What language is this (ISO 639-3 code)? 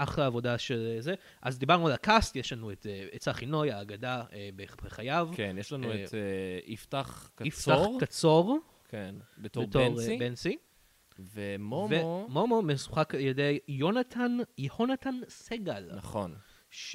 heb